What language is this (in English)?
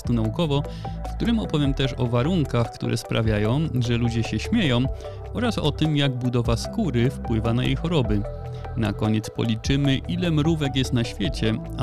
Polish